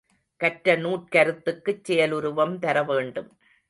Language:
Tamil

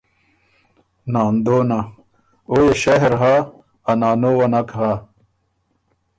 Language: Ormuri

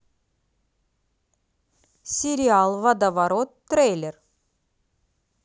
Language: Russian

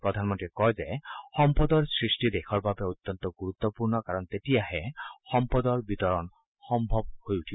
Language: Assamese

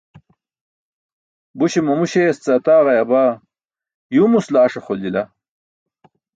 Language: Burushaski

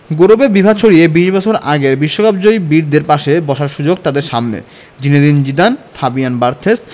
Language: Bangla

